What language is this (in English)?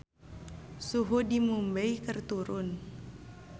Sundanese